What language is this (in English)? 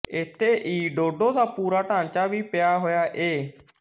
Punjabi